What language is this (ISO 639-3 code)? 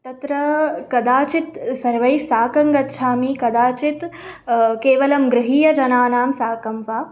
san